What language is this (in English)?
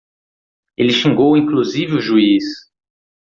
Portuguese